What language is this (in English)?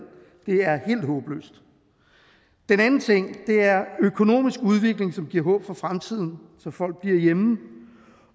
Danish